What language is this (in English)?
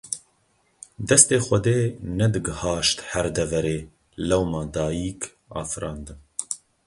Kurdish